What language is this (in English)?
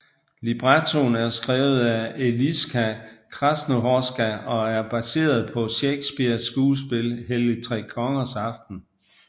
Danish